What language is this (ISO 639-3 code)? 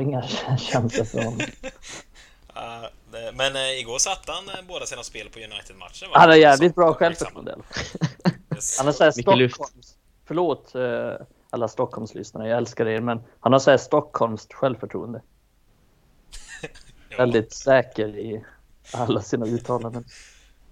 swe